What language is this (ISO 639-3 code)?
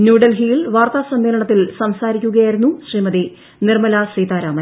mal